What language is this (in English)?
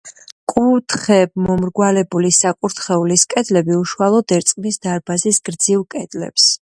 Georgian